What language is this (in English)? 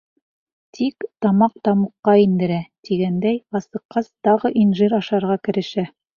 Bashkir